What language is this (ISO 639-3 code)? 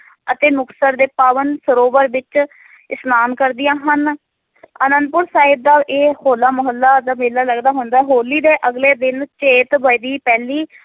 pan